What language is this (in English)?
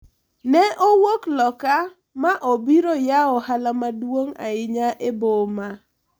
Luo (Kenya and Tanzania)